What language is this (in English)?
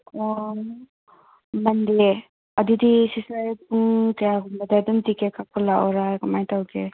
Manipuri